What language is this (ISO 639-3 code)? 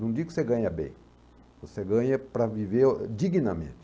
por